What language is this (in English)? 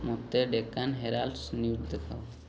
Odia